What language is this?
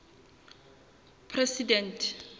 Southern Sotho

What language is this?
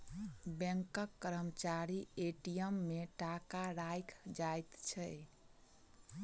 Maithili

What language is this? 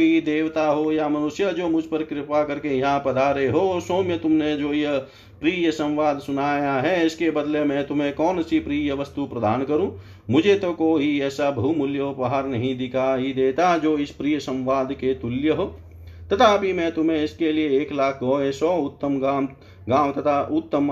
Hindi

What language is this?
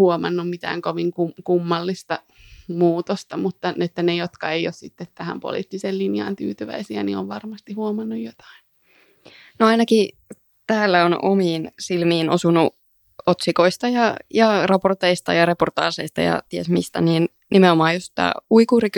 Finnish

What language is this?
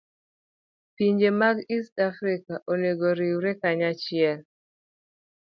Luo (Kenya and Tanzania)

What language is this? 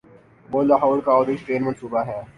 Urdu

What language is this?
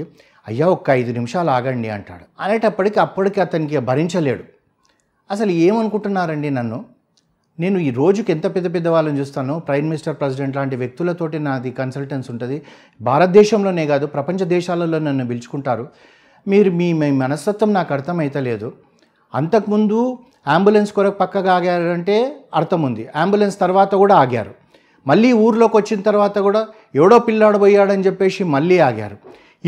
Telugu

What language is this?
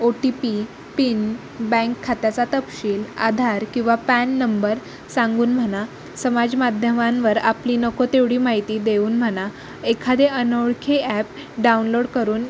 Marathi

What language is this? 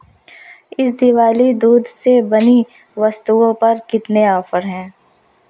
Hindi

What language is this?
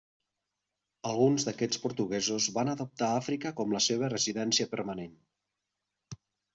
Catalan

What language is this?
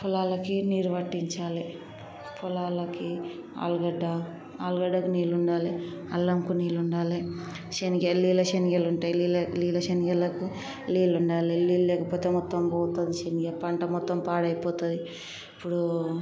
Telugu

